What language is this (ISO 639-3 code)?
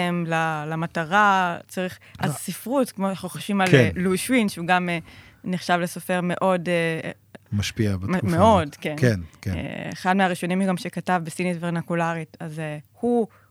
heb